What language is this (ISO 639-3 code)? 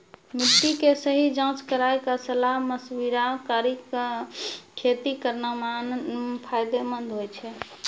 mai